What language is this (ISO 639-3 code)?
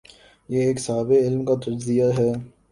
urd